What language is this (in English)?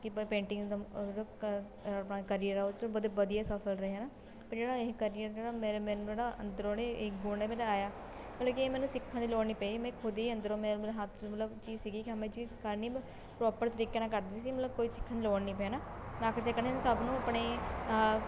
Punjabi